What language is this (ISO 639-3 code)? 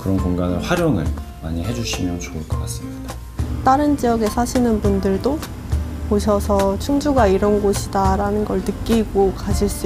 kor